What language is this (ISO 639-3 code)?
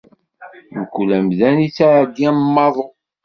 kab